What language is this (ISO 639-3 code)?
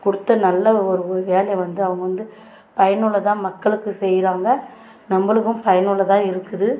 tam